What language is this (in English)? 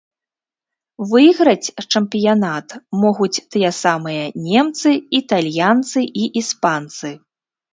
Belarusian